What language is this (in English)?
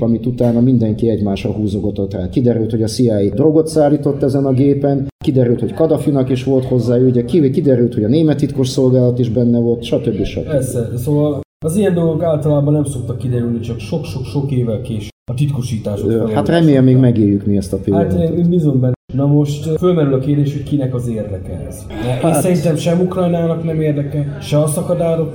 Hungarian